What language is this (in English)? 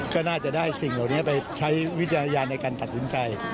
Thai